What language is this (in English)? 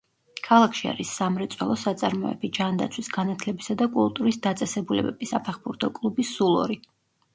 Georgian